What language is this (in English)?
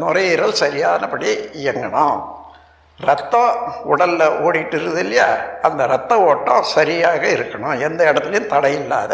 Tamil